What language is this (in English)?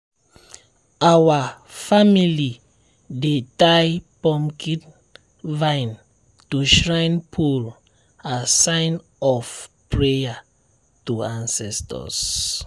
Nigerian Pidgin